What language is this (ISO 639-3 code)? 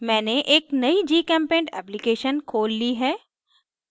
hin